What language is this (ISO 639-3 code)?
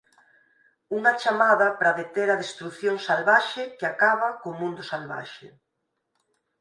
glg